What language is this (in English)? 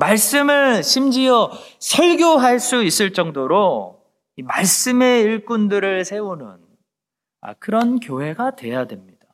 Korean